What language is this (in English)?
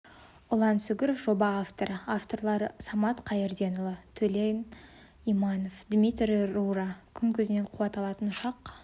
Kazakh